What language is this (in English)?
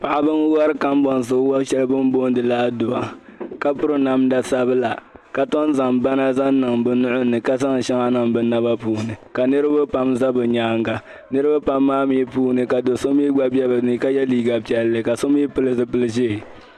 Dagbani